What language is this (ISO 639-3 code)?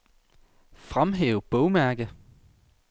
dan